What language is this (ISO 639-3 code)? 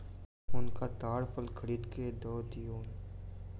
mai